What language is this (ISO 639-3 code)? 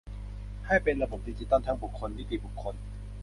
tha